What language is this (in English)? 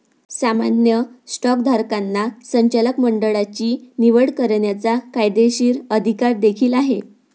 Marathi